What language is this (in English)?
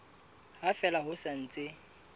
Southern Sotho